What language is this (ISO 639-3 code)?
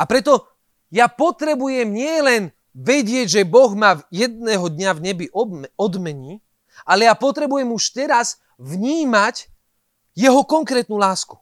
slk